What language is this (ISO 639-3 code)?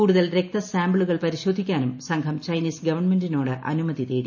mal